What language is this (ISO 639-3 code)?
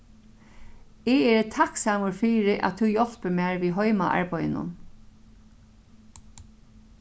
fao